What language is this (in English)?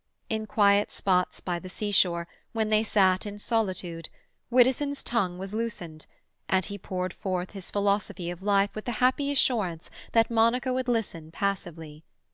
English